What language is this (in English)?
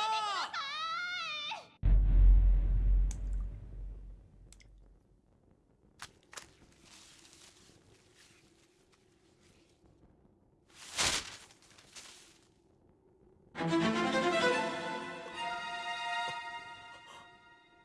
Japanese